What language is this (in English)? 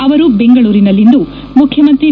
Kannada